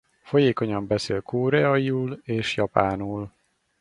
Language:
Hungarian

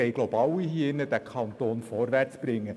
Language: Swiss German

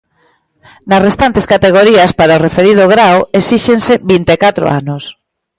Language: Galician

